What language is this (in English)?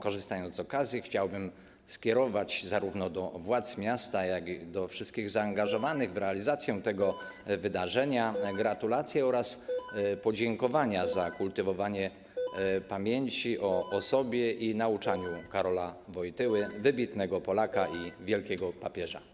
Polish